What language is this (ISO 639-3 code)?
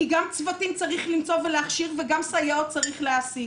heb